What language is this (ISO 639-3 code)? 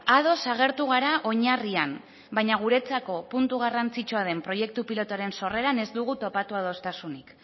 eus